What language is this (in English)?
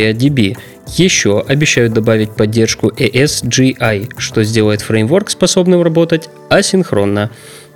Russian